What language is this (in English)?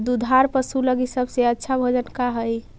Magahi